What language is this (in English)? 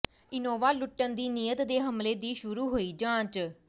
Punjabi